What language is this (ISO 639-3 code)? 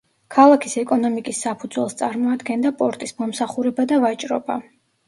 kat